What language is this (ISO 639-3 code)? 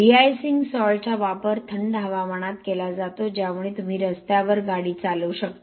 mar